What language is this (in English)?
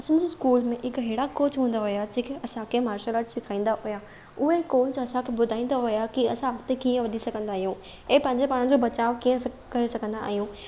Sindhi